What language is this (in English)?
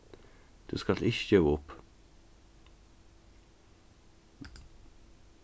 Faroese